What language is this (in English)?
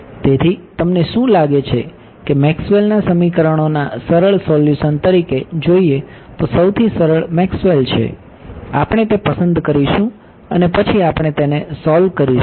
Gujarati